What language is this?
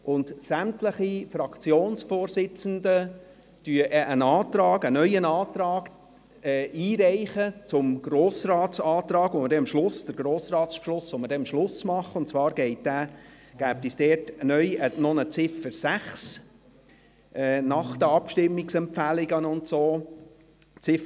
Swiss German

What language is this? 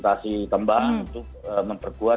Indonesian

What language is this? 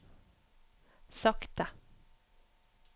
Norwegian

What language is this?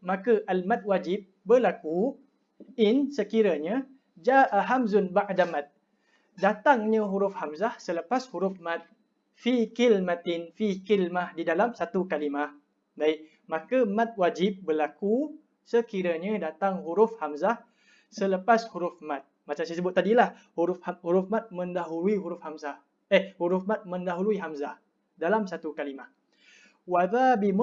Malay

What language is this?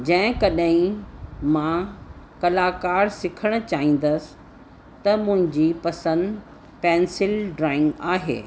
Sindhi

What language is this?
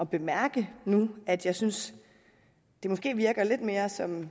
Danish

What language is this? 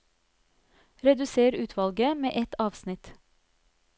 Norwegian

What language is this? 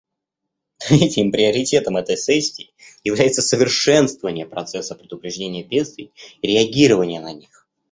Russian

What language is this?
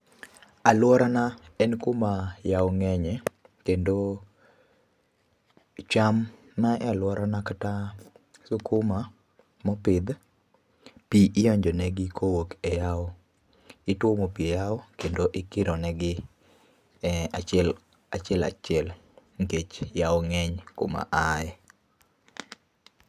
Luo (Kenya and Tanzania)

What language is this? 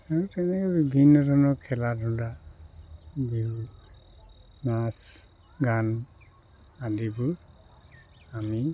Assamese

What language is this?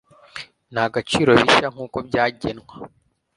Kinyarwanda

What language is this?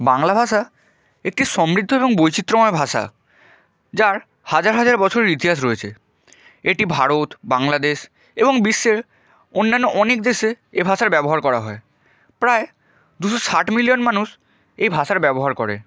Bangla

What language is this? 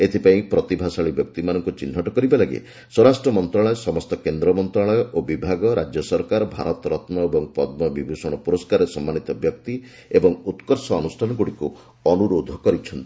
Odia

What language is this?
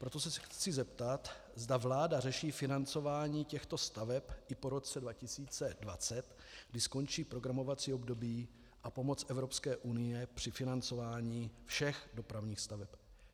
Czech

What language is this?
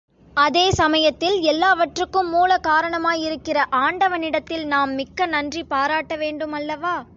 Tamil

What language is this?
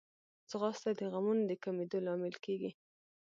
Pashto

